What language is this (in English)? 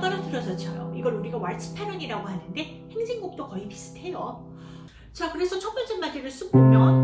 Korean